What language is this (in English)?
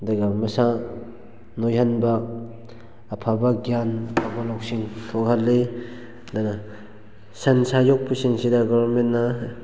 Manipuri